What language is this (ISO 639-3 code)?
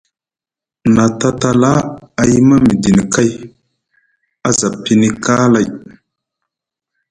mug